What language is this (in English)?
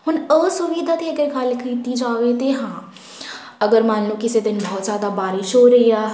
Punjabi